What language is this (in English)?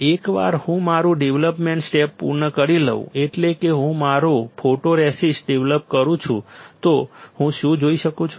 Gujarati